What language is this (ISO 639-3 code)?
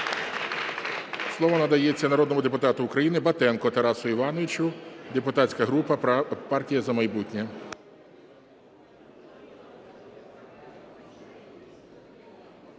ukr